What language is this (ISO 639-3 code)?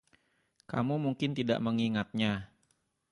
ind